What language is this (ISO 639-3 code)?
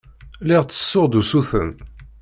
kab